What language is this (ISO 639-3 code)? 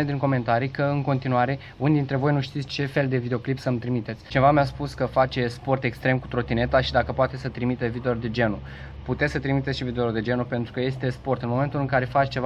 ron